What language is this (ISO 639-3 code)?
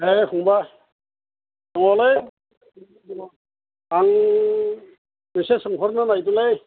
brx